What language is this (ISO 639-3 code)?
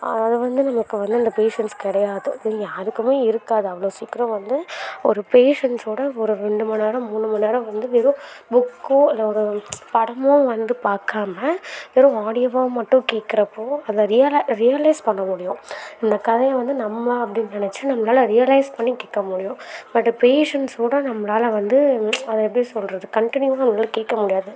tam